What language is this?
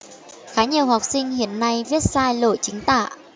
Vietnamese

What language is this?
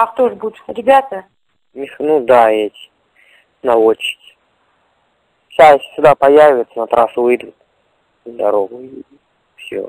Russian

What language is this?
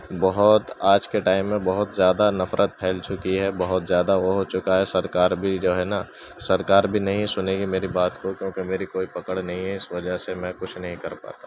Urdu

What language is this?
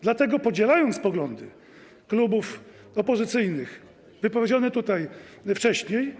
Polish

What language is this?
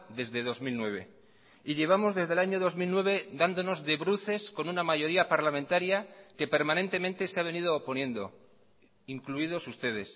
Spanish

